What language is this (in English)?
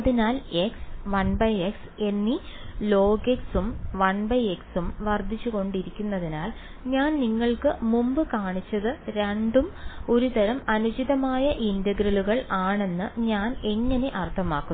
Malayalam